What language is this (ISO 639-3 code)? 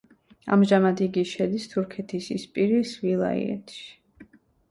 kat